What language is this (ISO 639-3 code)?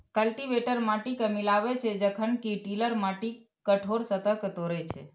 mai